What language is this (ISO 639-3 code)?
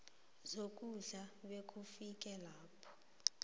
nbl